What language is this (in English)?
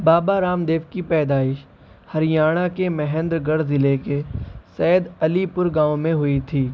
Urdu